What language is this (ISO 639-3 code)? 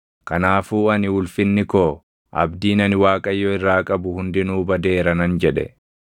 orm